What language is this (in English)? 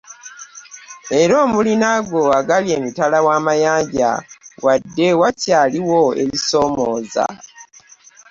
Ganda